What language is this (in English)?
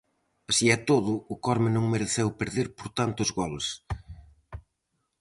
Galician